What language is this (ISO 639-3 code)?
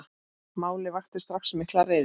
isl